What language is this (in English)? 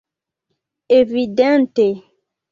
Esperanto